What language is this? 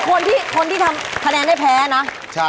Thai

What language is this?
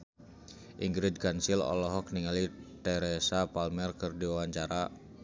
Sundanese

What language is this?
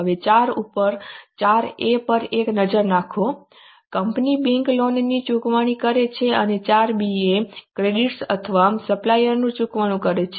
Gujarati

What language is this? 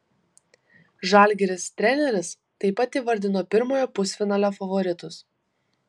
Lithuanian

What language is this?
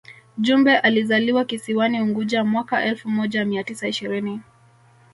Swahili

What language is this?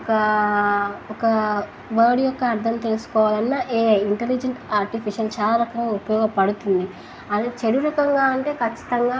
Telugu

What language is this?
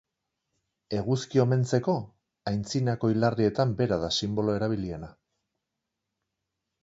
Basque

